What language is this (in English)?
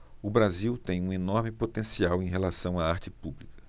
Portuguese